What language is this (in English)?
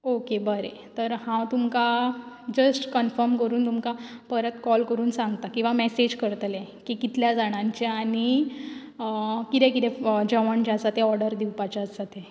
Konkani